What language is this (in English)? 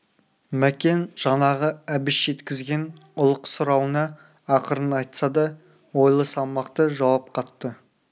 Kazakh